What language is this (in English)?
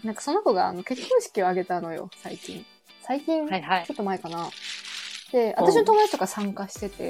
Japanese